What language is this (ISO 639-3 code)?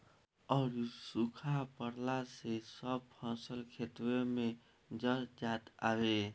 bho